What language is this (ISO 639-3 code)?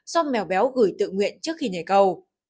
vie